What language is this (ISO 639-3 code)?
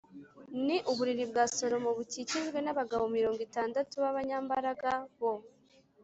kin